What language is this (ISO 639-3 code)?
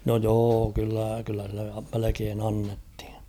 fin